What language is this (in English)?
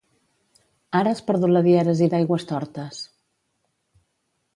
Catalan